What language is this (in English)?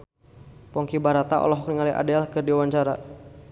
Sundanese